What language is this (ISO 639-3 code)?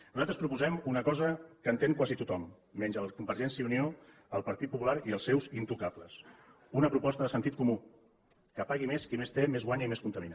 cat